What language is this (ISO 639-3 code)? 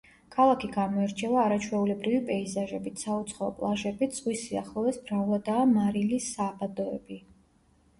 kat